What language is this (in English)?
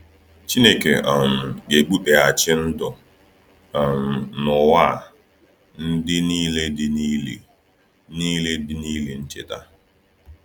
Igbo